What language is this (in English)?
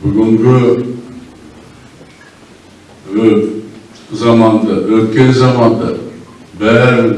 Kazakh